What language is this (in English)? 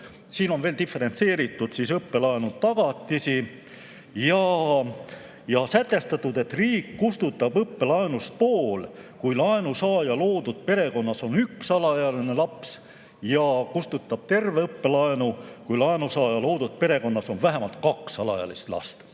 Estonian